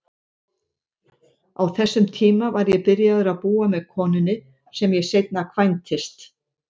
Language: Icelandic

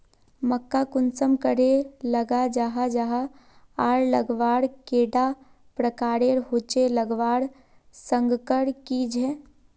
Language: Magahi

